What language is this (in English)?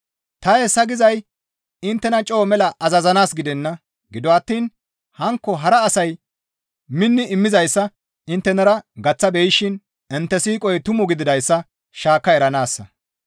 Gamo